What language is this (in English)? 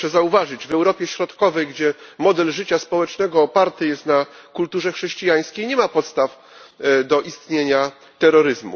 Polish